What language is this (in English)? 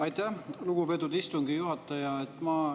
Estonian